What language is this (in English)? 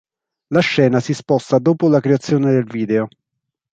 Italian